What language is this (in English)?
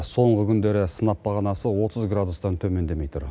Kazakh